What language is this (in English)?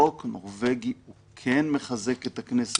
Hebrew